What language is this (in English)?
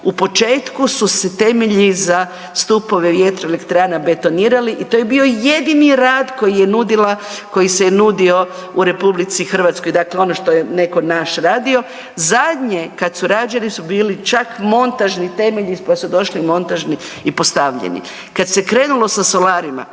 Croatian